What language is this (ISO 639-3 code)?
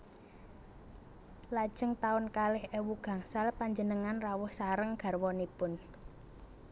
jav